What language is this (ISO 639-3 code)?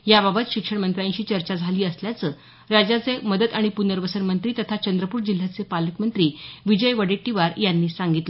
mar